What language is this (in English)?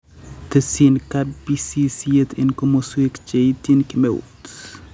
Kalenjin